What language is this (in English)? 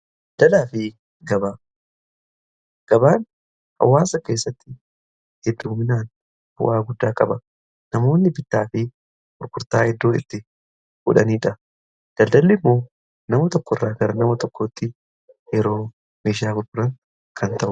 Oromo